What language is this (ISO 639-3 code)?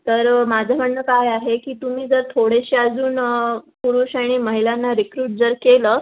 mar